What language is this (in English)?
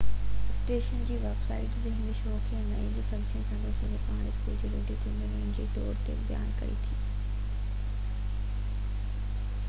Sindhi